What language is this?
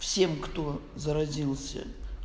Russian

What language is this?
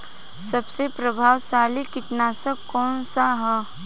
Bhojpuri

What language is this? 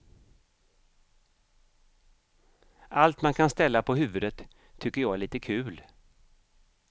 Swedish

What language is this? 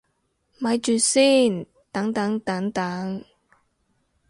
Cantonese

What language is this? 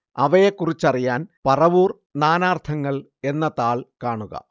Malayalam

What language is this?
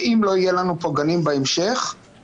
Hebrew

